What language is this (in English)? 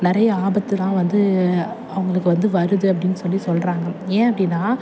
Tamil